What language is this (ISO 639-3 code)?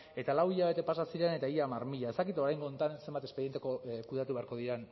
eus